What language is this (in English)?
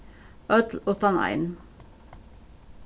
Faroese